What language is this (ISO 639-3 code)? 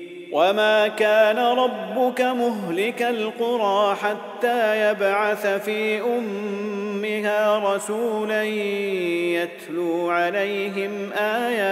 ara